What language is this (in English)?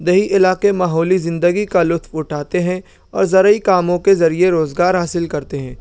Urdu